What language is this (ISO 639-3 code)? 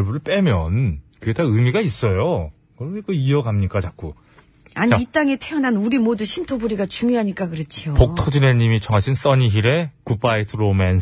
kor